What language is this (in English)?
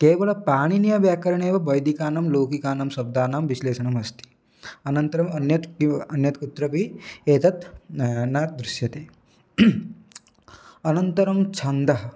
Sanskrit